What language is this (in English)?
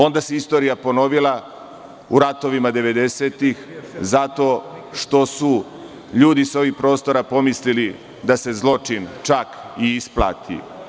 Serbian